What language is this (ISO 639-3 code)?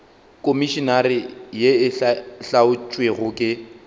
nso